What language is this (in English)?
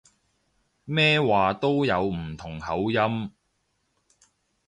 Cantonese